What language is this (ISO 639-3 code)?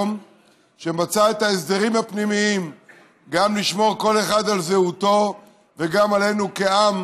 heb